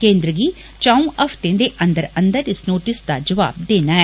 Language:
Dogri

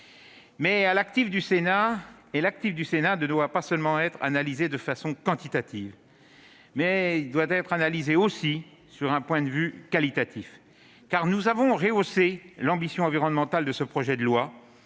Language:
French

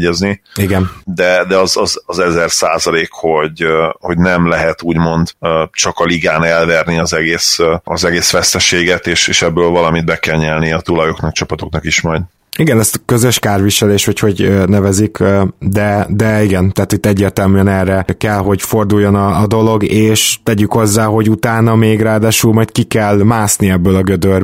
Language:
Hungarian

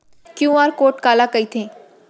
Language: Chhattisgarhi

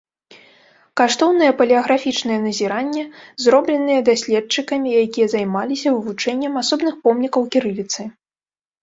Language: Belarusian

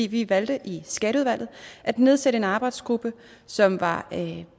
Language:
Danish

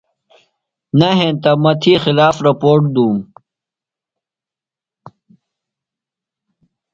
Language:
Phalura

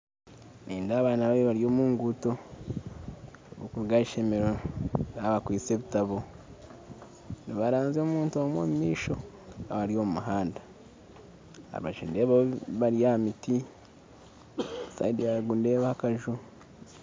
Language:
Nyankole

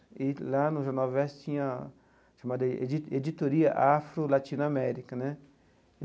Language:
Portuguese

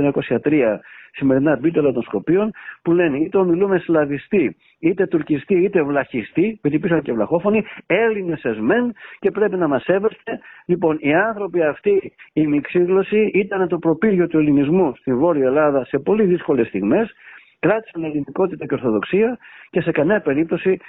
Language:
Greek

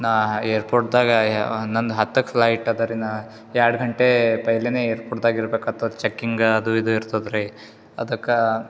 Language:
Kannada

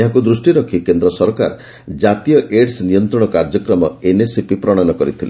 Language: Odia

